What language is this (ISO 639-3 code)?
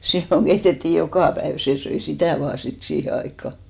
fin